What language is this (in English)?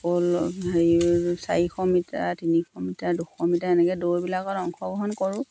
Assamese